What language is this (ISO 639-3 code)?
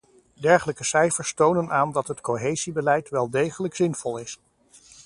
nld